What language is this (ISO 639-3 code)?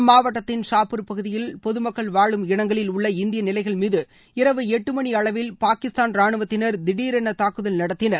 tam